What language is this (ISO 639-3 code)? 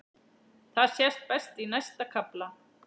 isl